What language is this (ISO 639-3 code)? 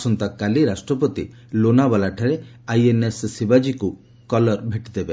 ori